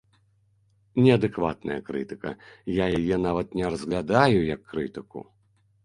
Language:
Belarusian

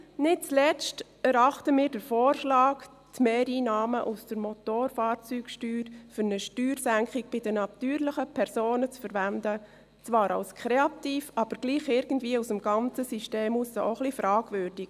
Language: Swiss German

